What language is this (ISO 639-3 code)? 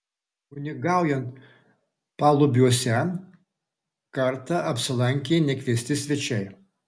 lit